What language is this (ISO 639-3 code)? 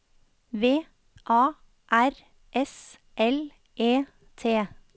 nor